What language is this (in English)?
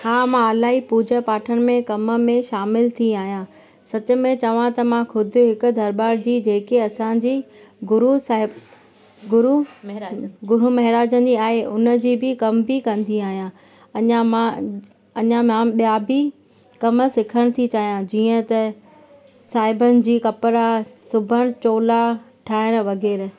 Sindhi